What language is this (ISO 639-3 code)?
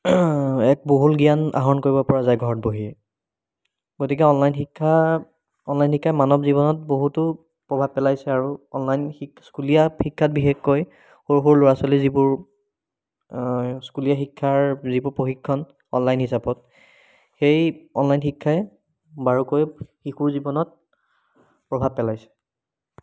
asm